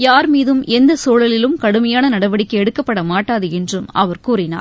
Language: Tamil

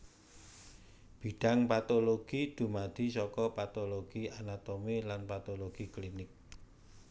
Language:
Javanese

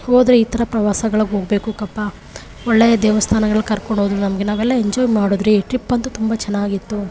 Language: Kannada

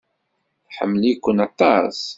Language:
Kabyle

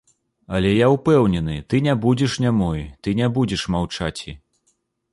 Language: Belarusian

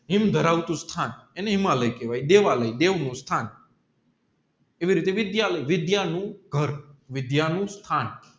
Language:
Gujarati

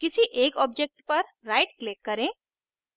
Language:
Hindi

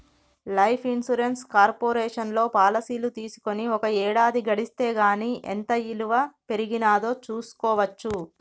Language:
Telugu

